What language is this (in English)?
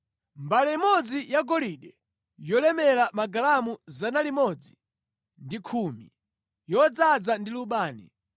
Nyanja